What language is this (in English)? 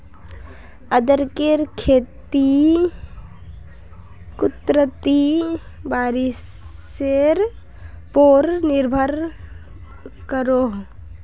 Magahi